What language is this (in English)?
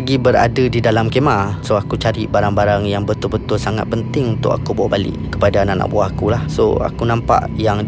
Malay